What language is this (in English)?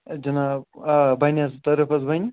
Kashmiri